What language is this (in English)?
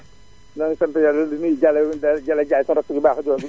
Wolof